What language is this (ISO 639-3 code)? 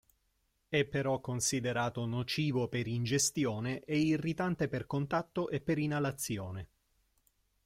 ita